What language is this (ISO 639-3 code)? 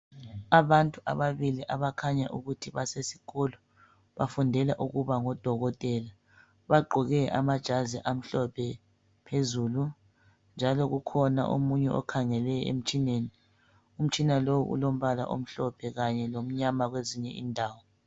nde